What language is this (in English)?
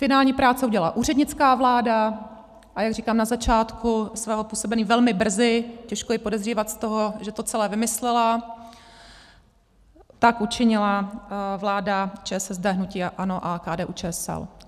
Czech